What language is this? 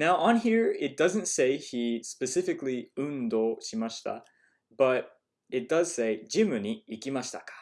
English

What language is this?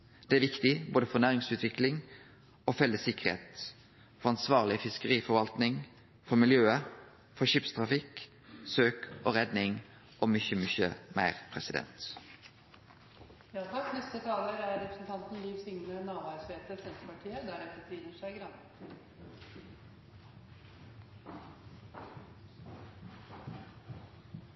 Norwegian Nynorsk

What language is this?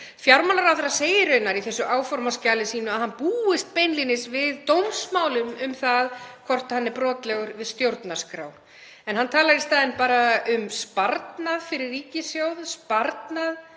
Icelandic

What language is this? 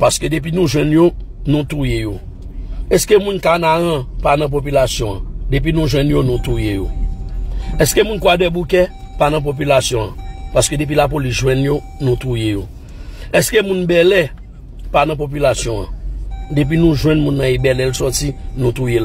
French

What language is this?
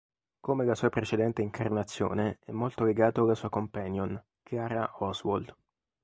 Italian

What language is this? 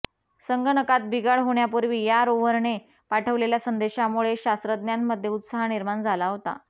Marathi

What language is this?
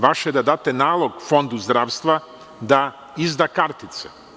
Serbian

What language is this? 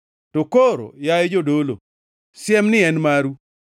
Luo (Kenya and Tanzania)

